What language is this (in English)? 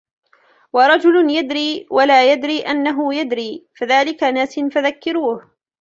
Arabic